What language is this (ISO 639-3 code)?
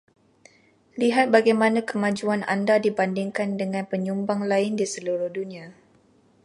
msa